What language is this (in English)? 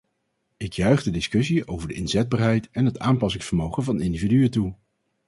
Dutch